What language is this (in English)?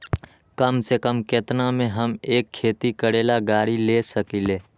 Magahi